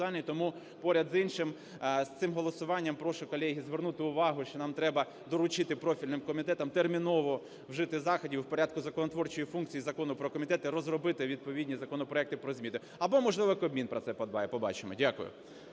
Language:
Ukrainian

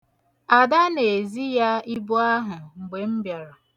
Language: Igbo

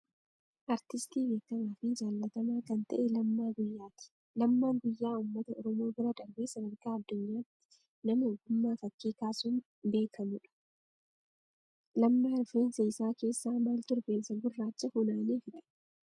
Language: Oromo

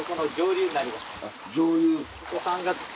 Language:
Japanese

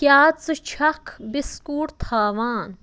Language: Kashmiri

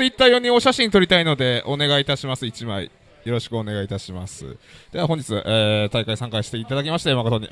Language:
Japanese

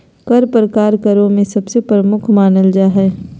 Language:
Magahi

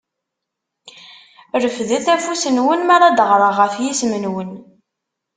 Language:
Kabyle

